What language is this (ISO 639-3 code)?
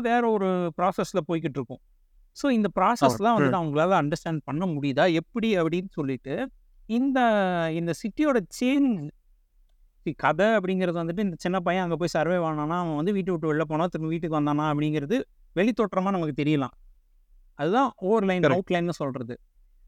tam